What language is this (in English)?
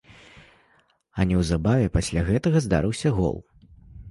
Belarusian